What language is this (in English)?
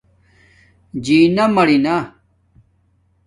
Domaaki